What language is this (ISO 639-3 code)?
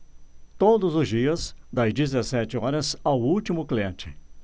por